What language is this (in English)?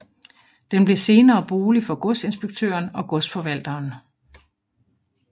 Danish